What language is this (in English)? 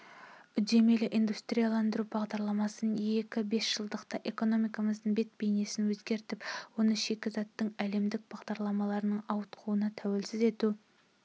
Kazakh